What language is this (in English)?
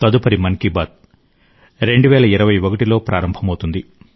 Telugu